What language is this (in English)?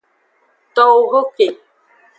Aja (Benin)